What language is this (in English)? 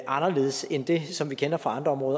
Danish